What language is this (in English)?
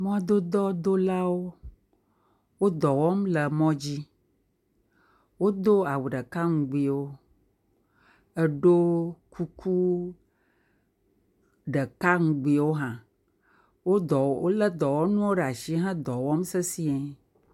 Ewe